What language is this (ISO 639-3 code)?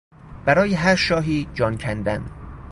fas